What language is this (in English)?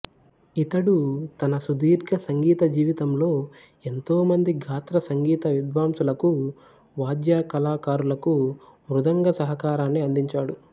Telugu